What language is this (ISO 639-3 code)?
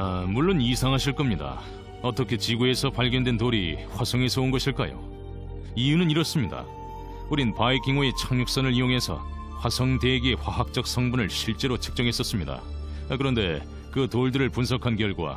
kor